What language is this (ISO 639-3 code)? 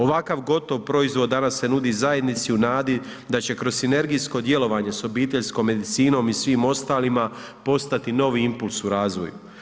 hrv